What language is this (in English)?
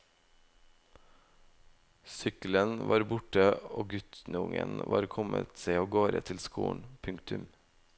Norwegian